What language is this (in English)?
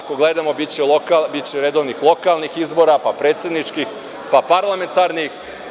Serbian